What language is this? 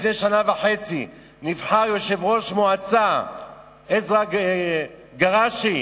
Hebrew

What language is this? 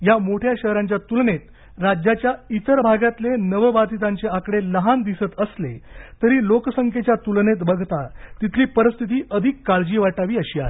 Marathi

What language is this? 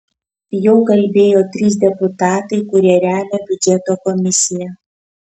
Lithuanian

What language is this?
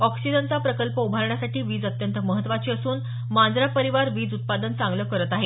Marathi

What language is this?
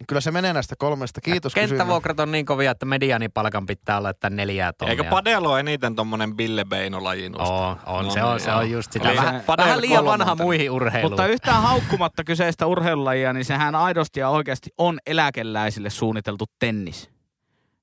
Finnish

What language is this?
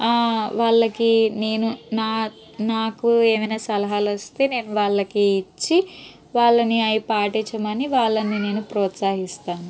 Telugu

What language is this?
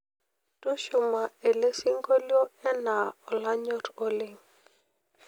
Masai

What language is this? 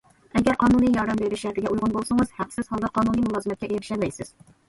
Uyghur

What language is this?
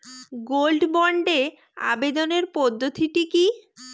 Bangla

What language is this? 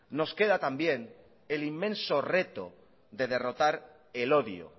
Spanish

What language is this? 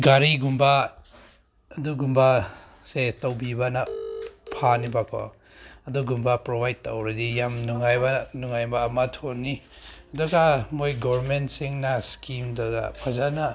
Manipuri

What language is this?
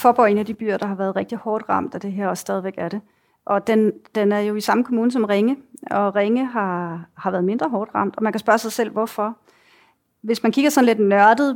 Danish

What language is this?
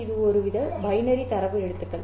Tamil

